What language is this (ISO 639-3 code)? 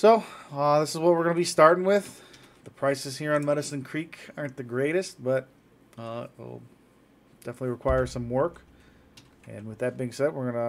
eng